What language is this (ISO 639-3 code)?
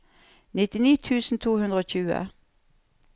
nor